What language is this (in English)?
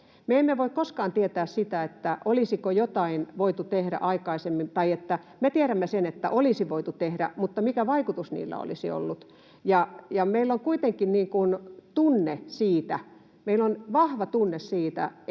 Finnish